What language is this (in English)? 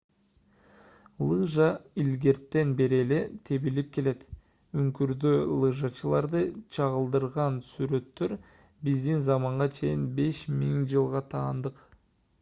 Kyrgyz